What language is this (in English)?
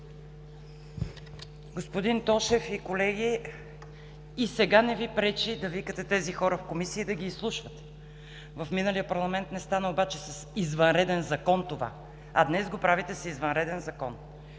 Bulgarian